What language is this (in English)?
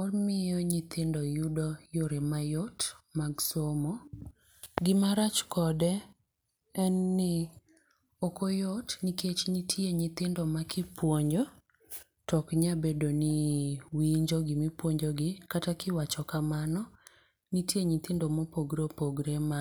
Luo (Kenya and Tanzania)